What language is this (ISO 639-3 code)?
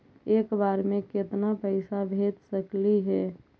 mag